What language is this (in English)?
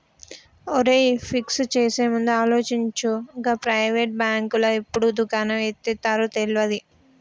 Telugu